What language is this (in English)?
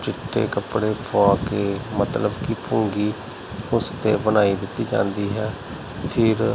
Punjabi